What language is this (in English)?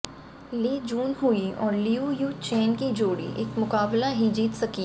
Hindi